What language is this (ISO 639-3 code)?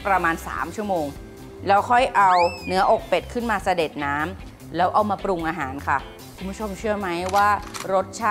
tha